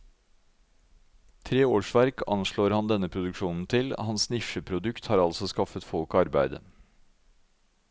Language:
Norwegian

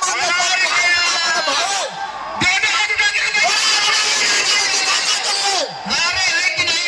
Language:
Arabic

